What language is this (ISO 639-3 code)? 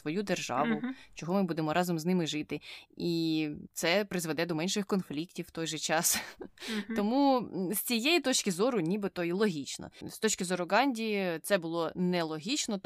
ukr